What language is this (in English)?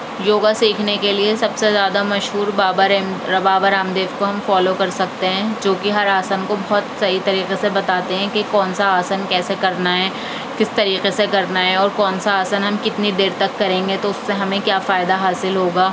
Urdu